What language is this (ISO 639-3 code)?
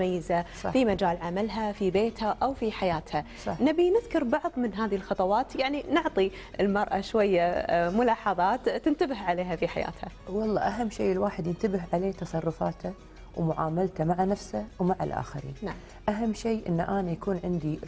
ara